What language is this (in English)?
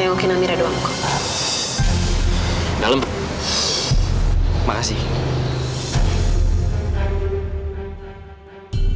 Indonesian